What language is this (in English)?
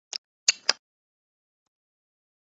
Urdu